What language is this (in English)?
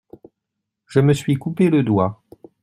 French